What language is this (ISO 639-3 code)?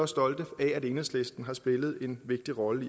dan